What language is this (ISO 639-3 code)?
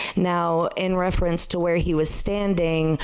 eng